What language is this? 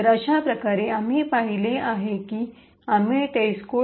Marathi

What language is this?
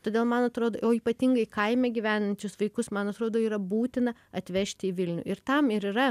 Lithuanian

